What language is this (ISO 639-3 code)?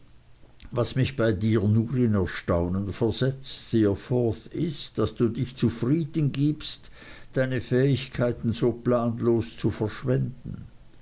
deu